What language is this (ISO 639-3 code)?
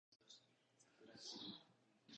jpn